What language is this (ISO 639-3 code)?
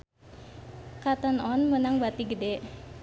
sun